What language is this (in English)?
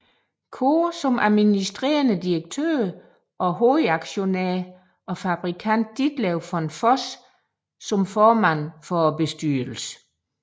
Danish